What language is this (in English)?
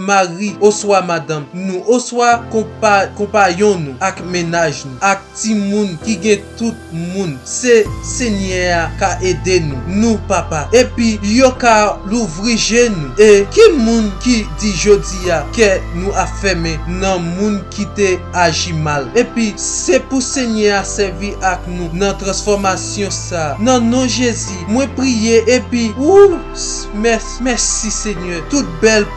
Haitian Creole